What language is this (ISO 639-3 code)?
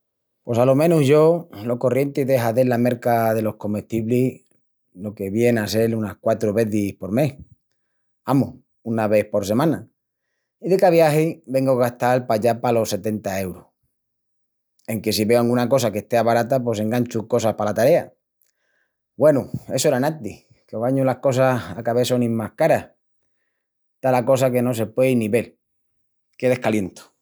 ext